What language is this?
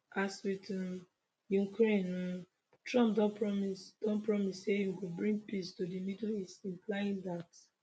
Nigerian Pidgin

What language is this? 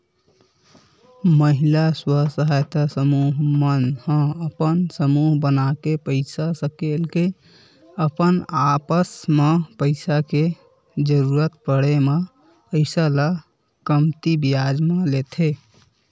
Chhattisgarhi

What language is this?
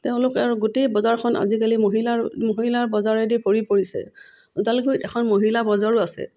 Assamese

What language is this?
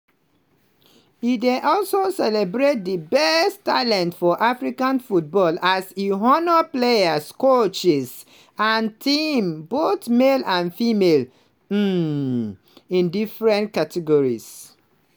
Nigerian Pidgin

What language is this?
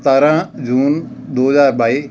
Punjabi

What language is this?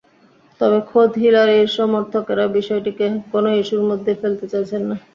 Bangla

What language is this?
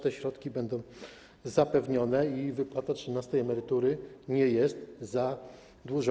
Polish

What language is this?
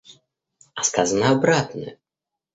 Russian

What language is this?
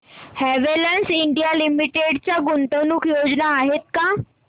Marathi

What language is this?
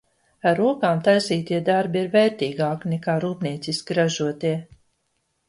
Latvian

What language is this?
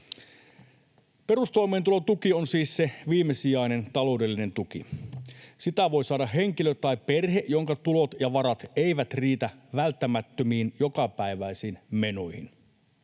Finnish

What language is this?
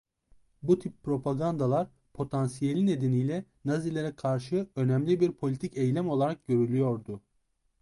Turkish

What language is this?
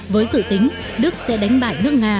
Vietnamese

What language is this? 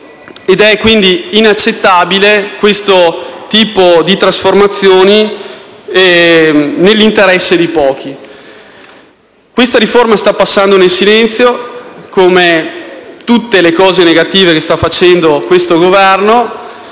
Italian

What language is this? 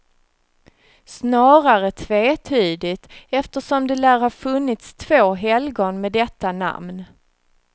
Swedish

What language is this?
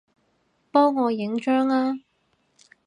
Cantonese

